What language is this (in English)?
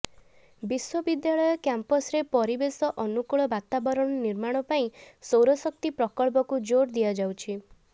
Odia